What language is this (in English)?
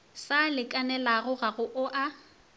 Northern Sotho